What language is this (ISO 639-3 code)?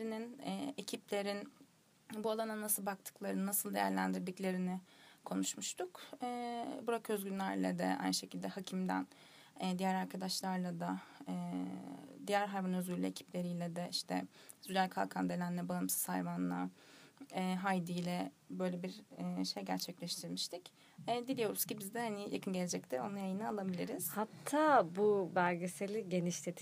tur